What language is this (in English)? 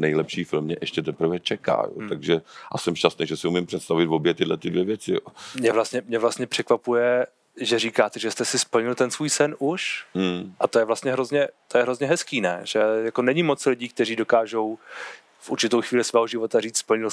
Czech